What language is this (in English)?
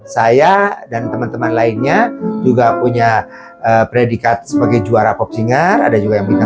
Indonesian